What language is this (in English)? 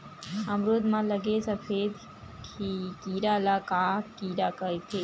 Chhattisgarhi